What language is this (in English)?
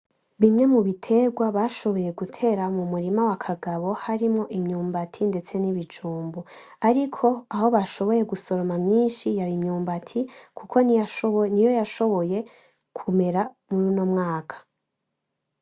Rundi